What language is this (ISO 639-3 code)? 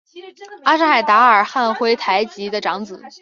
zho